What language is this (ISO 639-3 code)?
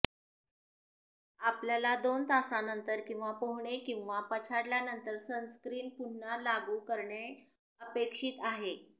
mar